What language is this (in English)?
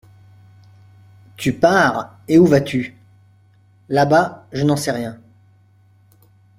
French